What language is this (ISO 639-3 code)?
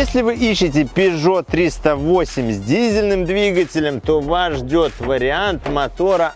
rus